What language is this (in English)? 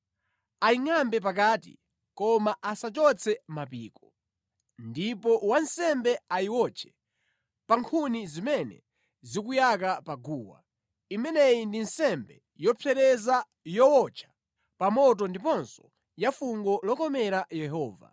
Nyanja